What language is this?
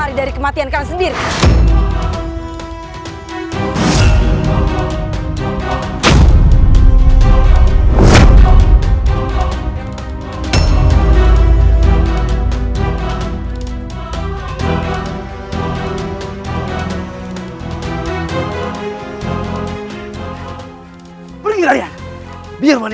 Indonesian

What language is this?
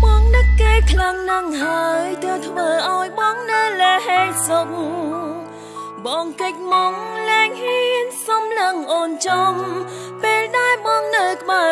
Vietnamese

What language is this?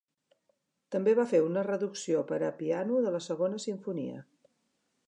Catalan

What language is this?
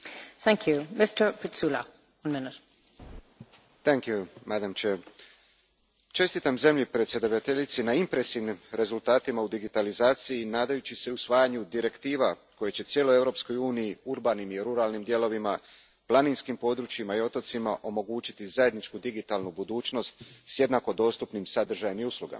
Croatian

